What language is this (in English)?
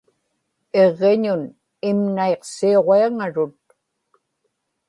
Inupiaq